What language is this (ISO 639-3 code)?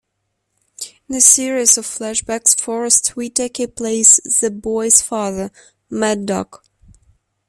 eng